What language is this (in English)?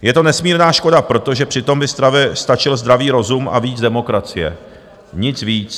Czech